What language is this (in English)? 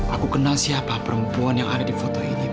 Indonesian